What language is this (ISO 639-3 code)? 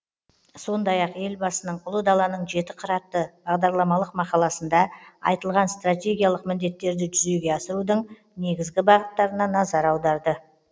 kaz